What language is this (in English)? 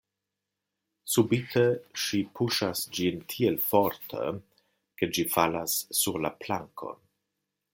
Esperanto